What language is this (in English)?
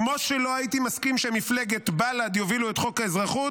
Hebrew